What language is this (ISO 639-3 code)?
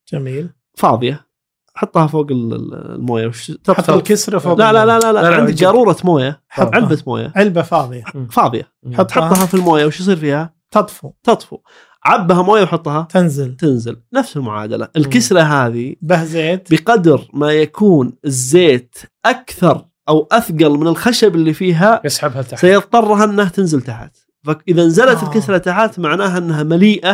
ara